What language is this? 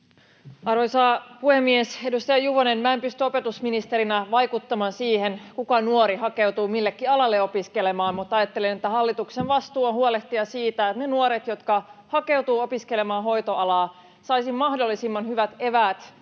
Finnish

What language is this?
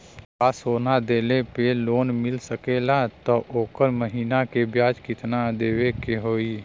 Bhojpuri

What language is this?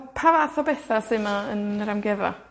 Welsh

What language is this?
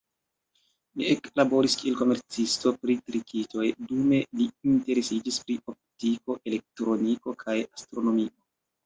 Esperanto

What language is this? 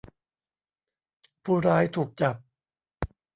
Thai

